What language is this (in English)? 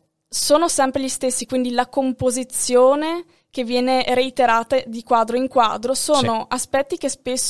Italian